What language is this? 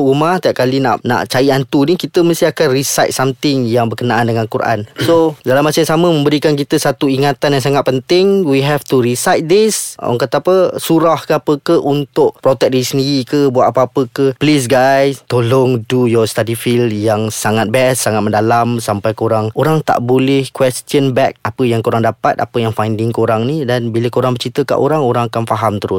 Malay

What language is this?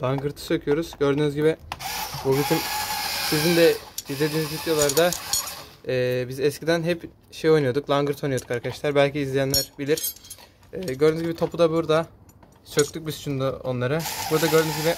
Turkish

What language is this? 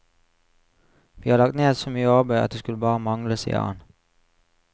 Norwegian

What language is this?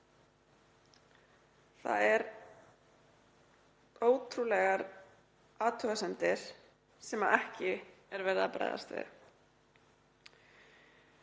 Icelandic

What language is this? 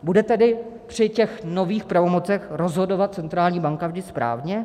Czech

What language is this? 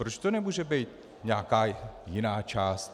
Czech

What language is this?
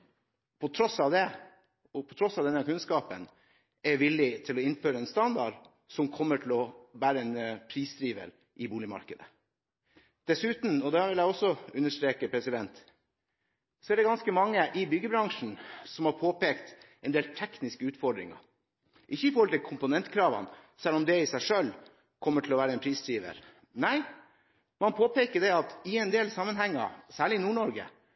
Norwegian Bokmål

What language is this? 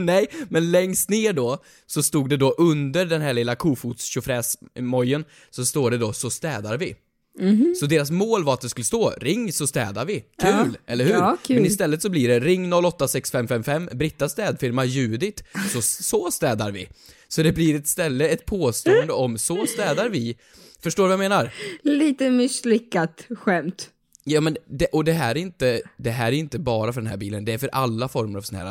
Swedish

